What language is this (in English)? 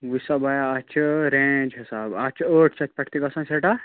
Kashmiri